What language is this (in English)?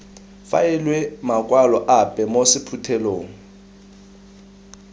Tswana